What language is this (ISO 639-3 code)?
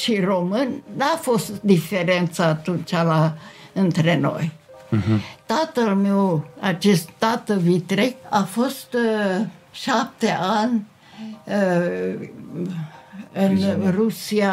ron